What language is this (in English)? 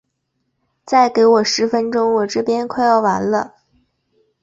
Chinese